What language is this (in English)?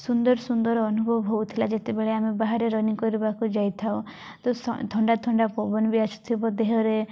Odia